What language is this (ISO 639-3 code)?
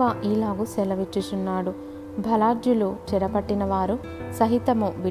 tel